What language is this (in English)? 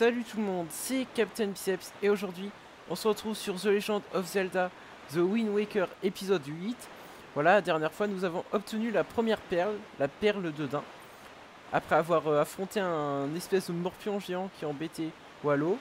French